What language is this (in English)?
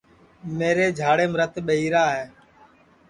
Sansi